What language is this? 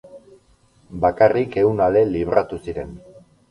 Basque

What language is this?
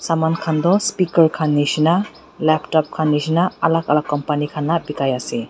Naga Pidgin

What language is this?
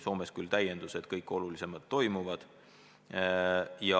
Estonian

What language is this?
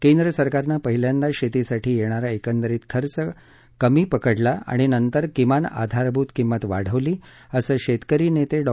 Marathi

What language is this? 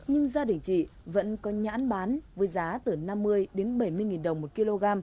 Vietnamese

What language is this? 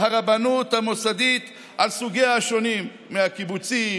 Hebrew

